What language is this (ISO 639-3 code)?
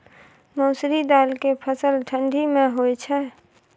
mai